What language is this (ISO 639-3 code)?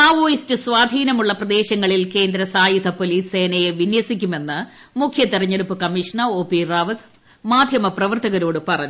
mal